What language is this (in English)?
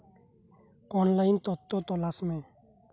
Santali